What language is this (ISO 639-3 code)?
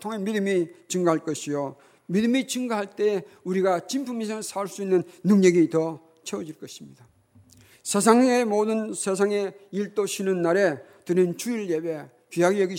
kor